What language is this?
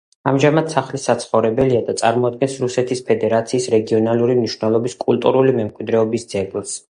Georgian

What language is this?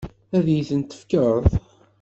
Kabyle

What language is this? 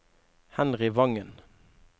Norwegian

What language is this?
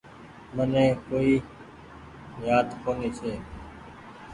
Goaria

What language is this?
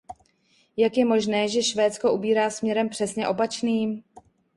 Czech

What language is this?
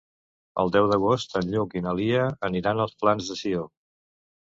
Catalan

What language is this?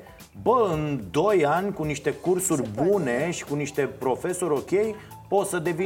Romanian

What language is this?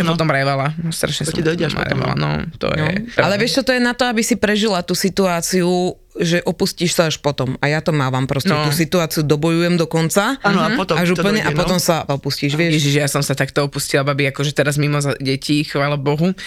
Slovak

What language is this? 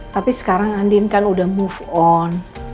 Indonesian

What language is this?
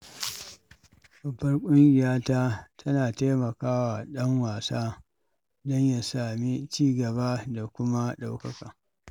Hausa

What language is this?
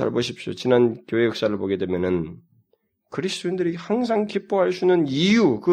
Korean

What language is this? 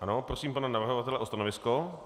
Czech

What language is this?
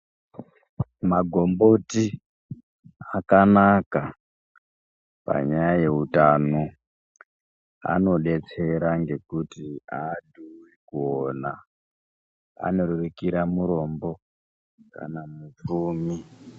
Ndau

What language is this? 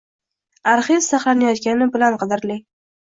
Uzbek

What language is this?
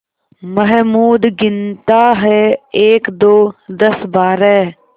Hindi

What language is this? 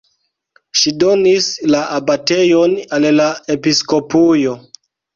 Esperanto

